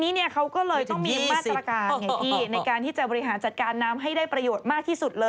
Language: Thai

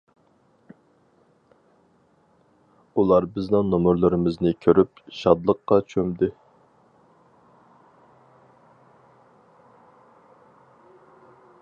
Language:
Uyghur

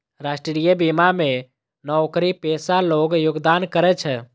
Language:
Maithili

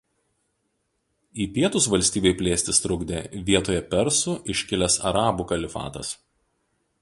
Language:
Lithuanian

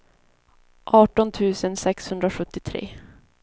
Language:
Swedish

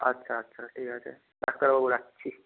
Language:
Bangla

